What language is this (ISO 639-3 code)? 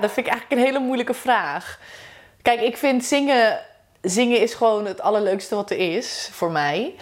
nld